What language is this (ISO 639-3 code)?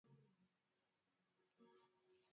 swa